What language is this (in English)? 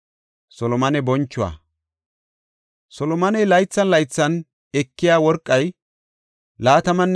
Gofa